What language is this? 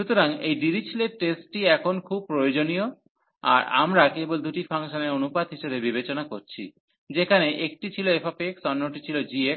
Bangla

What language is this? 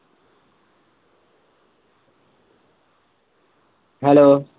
Punjabi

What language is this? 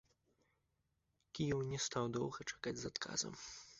Belarusian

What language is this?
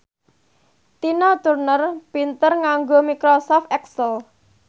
Javanese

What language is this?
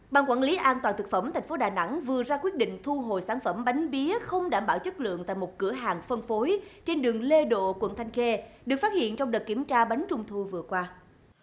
Vietnamese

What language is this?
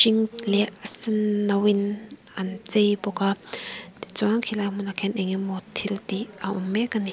Mizo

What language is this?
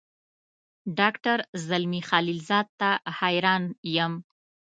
Pashto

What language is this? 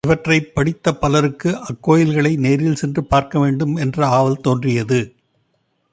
Tamil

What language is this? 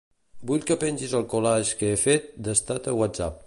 Catalan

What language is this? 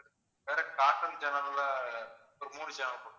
Tamil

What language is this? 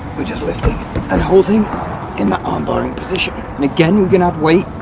English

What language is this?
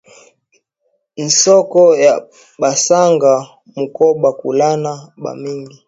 Swahili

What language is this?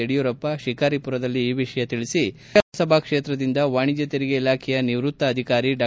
Kannada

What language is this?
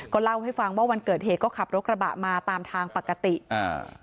Thai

